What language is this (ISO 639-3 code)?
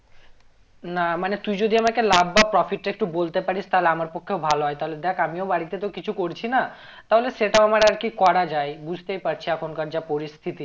ben